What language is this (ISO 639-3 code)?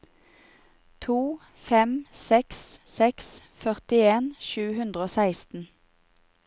nor